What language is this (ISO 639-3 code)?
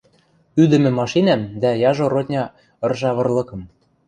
mrj